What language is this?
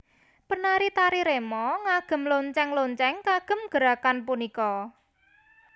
Javanese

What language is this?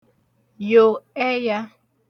Igbo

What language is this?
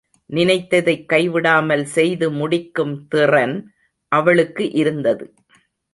Tamil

